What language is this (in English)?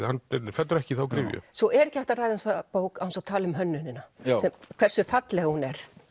Icelandic